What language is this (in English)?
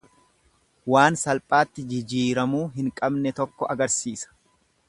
Oromo